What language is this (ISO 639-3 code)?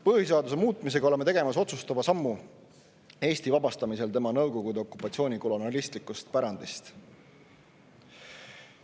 est